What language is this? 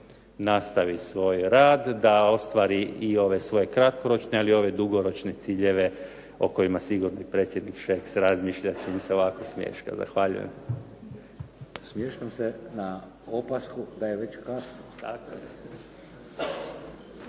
Croatian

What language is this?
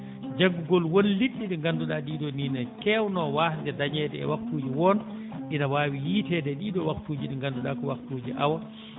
Fula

